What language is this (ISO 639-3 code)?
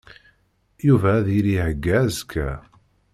kab